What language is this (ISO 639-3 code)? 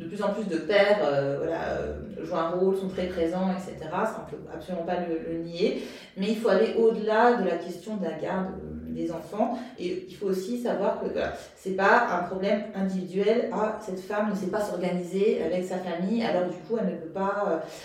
fra